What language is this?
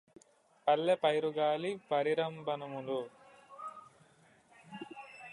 Telugu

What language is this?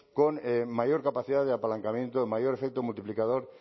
Spanish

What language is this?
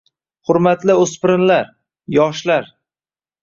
Uzbek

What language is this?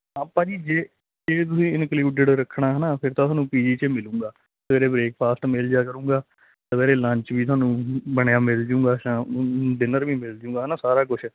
Punjabi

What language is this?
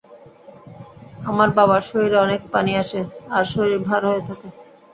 Bangla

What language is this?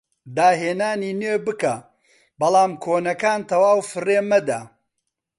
Central Kurdish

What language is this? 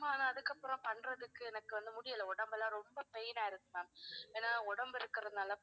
Tamil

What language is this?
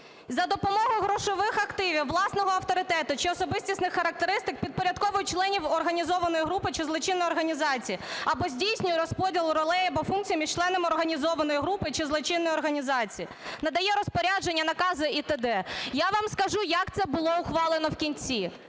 Ukrainian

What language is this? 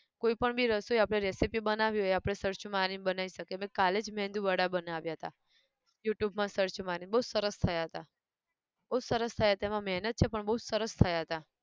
Gujarati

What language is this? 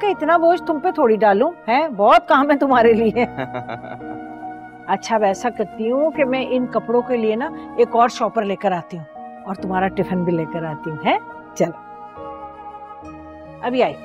Hindi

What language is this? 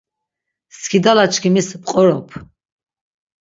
Laz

